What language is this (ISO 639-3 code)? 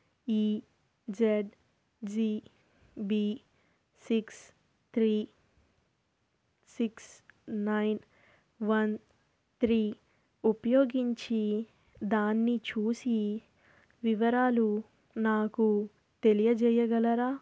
tel